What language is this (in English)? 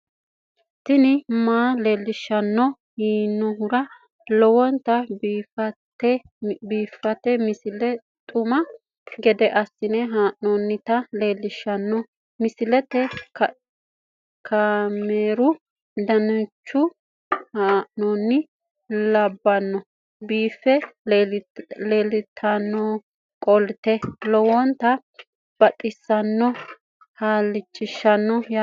Sidamo